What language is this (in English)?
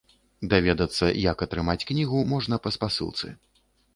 Belarusian